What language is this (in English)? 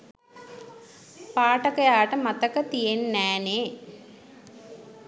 Sinhala